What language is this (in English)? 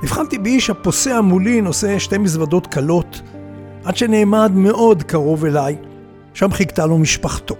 Hebrew